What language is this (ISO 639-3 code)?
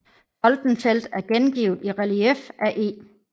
dan